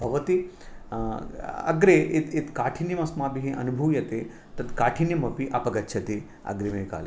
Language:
Sanskrit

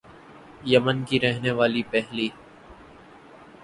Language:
Urdu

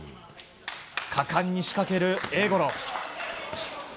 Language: Japanese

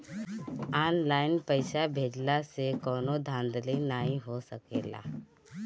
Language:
Bhojpuri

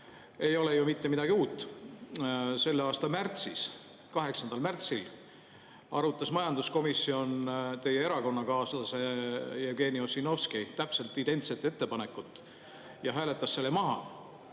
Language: Estonian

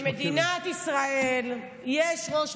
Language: Hebrew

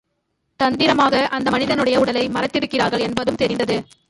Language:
Tamil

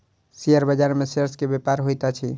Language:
Maithili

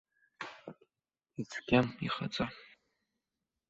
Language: Abkhazian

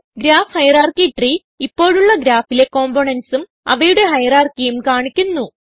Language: Malayalam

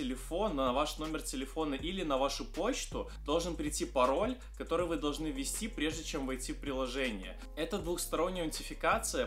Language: Russian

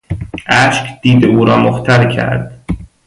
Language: Persian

